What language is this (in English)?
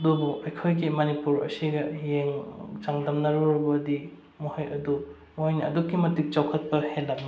Manipuri